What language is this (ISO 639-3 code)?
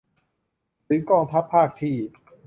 tha